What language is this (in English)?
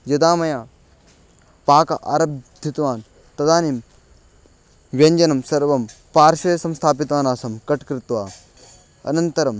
Sanskrit